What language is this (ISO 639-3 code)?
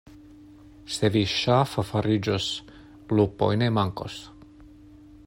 epo